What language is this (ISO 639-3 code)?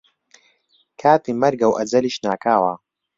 ckb